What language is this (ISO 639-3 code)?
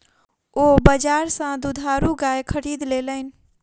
mai